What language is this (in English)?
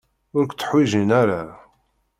Kabyle